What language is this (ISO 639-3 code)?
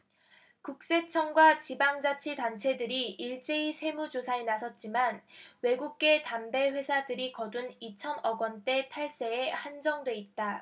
kor